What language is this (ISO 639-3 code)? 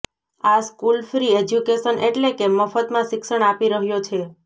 guj